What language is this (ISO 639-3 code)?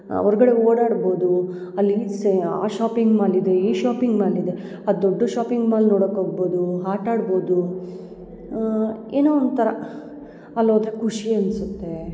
kan